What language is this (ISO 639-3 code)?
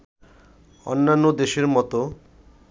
ben